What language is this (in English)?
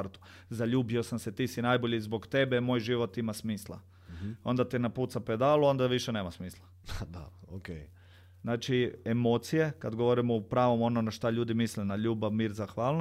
Croatian